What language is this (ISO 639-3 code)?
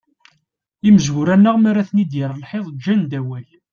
kab